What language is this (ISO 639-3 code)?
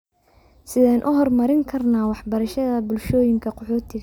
som